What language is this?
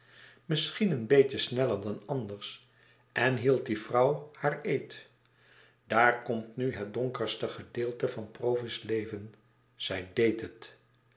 Dutch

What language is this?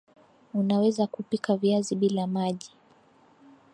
Swahili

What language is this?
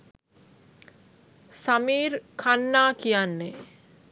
Sinhala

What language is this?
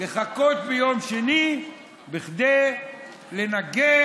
Hebrew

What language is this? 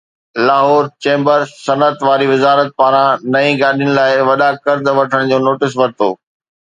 Sindhi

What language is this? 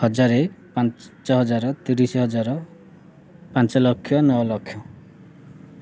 Odia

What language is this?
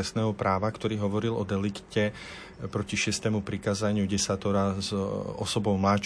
Slovak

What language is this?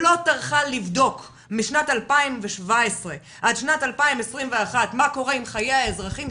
Hebrew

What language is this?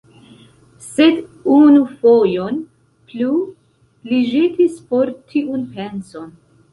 Esperanto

